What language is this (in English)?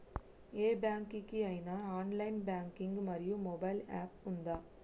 Telugu